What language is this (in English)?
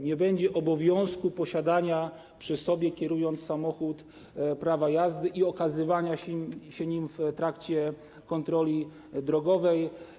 Polish